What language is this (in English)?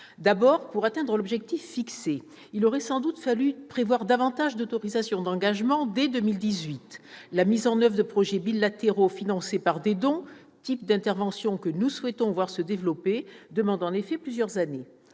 French